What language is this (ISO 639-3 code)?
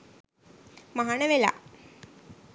sin